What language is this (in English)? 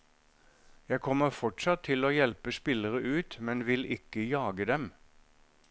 Norwegian